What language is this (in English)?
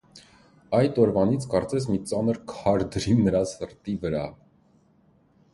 Armenian